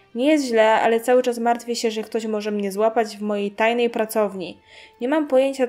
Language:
Polish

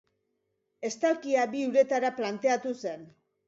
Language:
Basque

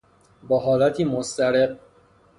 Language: Persian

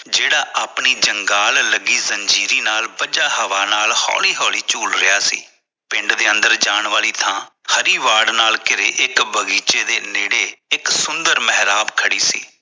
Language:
Punjabi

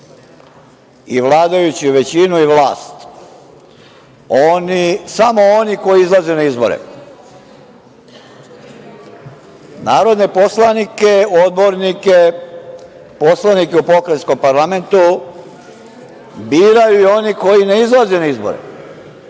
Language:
Serbian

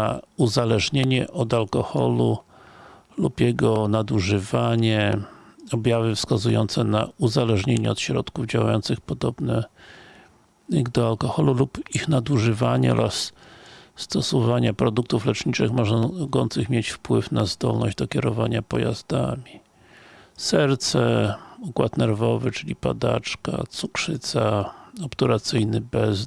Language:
Polish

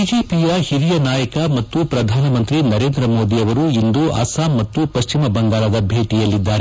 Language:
Kannada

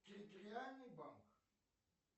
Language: Russian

